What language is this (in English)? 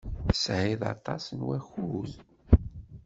Kabyle